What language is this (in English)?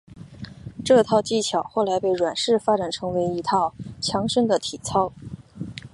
Chinese